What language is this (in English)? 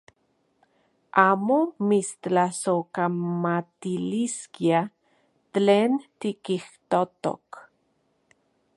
Central Puebla Nahuatl